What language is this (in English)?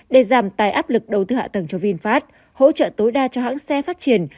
Vietnamese